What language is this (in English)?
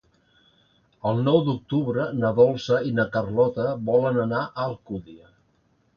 Catalan